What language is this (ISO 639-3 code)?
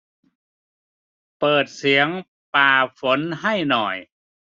tha